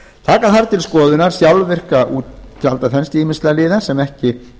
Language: Icelandic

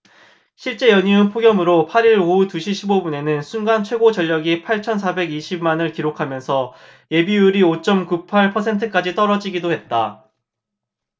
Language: Korean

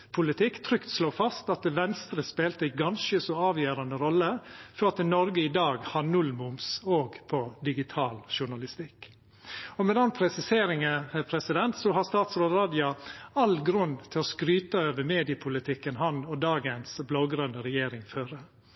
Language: Norwegian Nynorsk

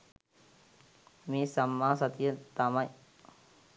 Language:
Sinhala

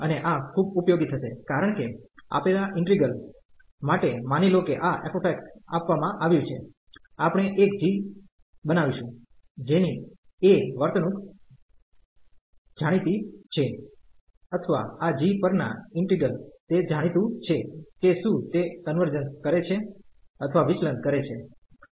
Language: Gujarati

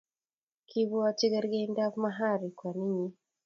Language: Kalenjin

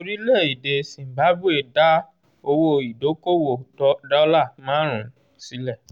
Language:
Yoruba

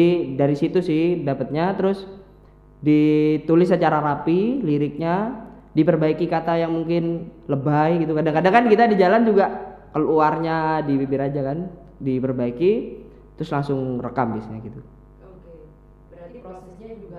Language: Indonesian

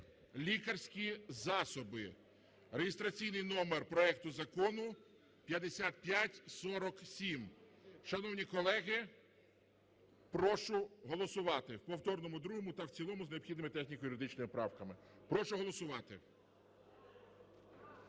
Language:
Ukrainian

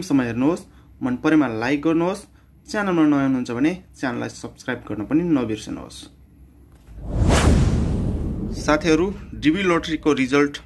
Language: Hindi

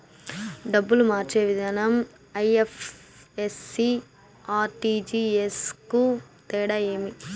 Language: Telugu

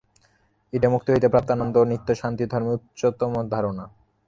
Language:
Bangla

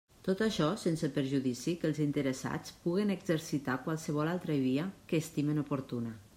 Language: Catalan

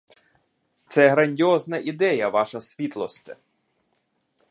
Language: Ukrainian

